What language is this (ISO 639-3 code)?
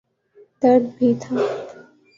urd